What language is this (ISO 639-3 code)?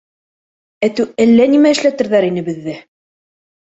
bak